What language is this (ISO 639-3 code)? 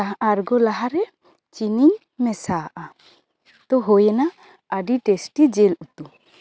sat